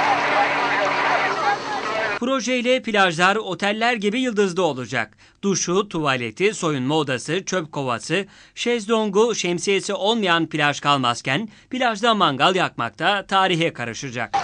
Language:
Turkish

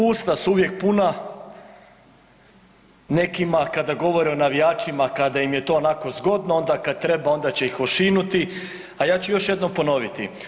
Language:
Croatian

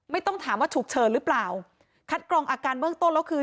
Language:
Thai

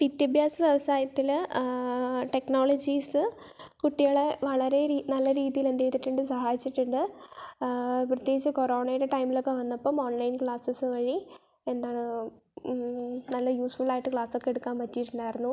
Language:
Malayalam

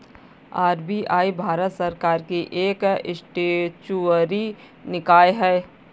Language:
Hindi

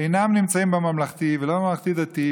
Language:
Hebrew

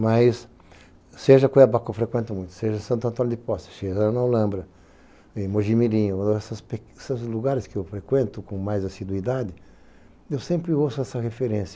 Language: Portuguese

